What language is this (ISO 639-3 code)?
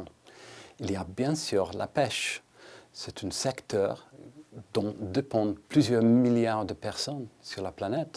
fra